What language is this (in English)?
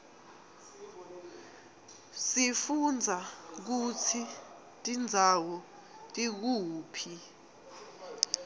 Swati